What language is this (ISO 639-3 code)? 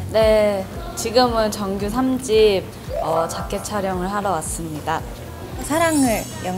kor